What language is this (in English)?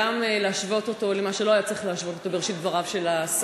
Hebrew